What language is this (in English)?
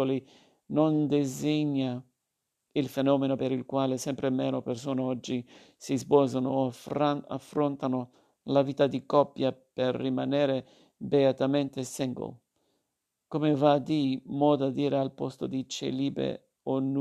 Italian